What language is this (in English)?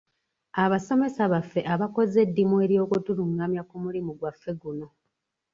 Ganda